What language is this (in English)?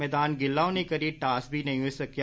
Dogri